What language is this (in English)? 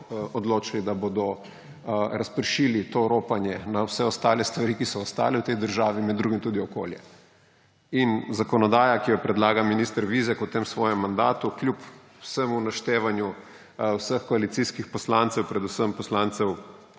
Slovenian